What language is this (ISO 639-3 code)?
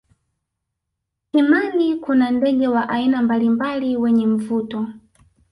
swa